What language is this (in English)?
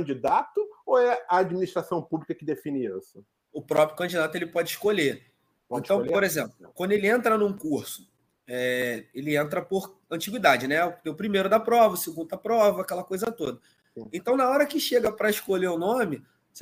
Portuguese